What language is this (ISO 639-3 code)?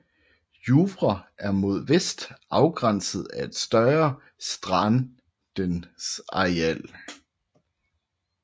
dan